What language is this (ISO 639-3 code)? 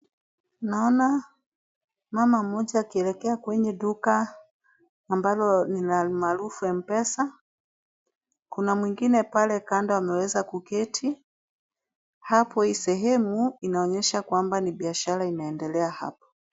swa